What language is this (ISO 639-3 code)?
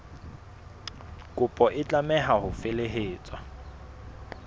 sot